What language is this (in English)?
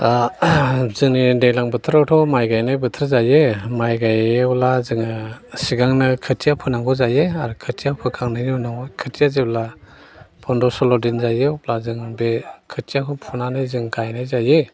Bodo